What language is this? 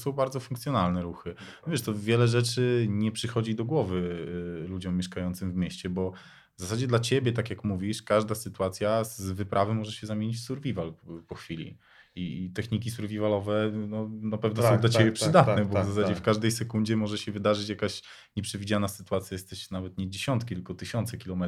Polish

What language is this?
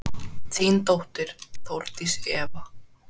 Icelandic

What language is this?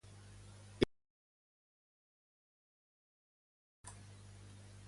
Catalan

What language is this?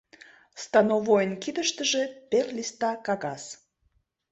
Mari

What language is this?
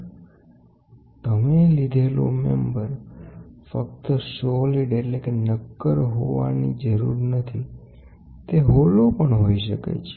Gujarati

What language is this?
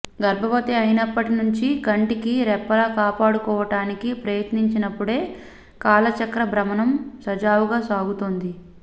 Telugu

